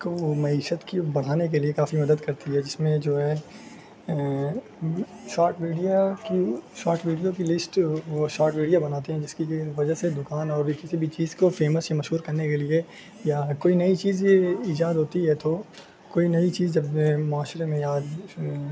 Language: Urdu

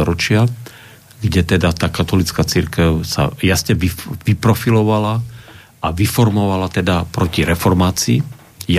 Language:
Slovak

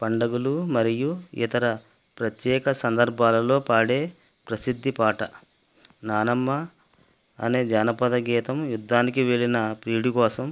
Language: Telugu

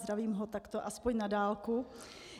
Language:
Czech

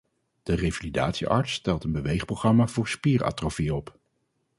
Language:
Dutch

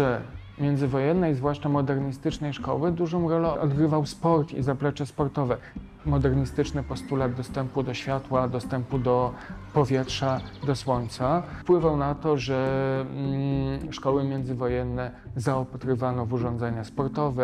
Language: Polish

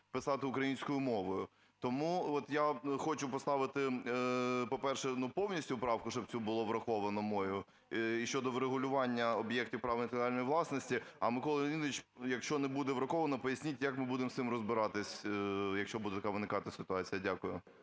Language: Ukrainian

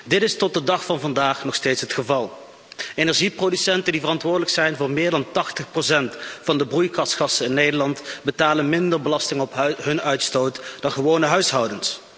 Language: Dutch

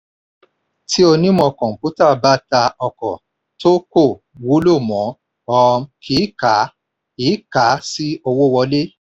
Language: Yoruba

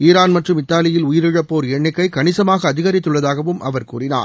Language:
Tamil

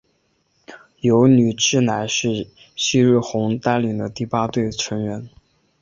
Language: Chinese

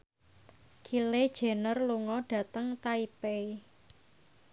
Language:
Javanese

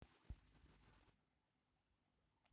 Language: Russian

